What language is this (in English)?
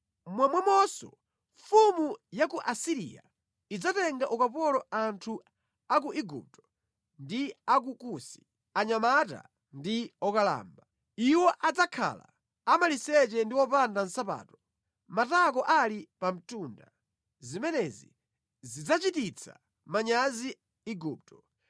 Nyanja